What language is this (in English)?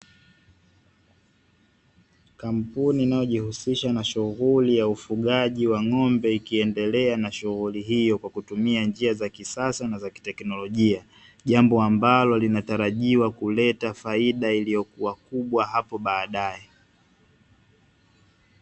Swahili